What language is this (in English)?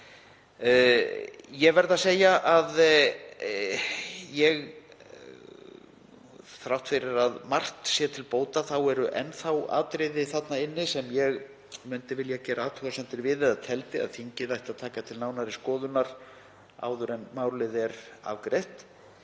Icelandic